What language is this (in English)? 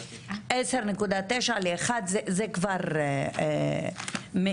Hebrew